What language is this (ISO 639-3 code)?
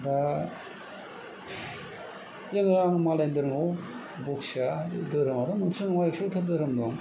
brx